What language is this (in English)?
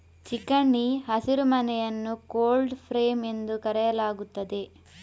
Kannada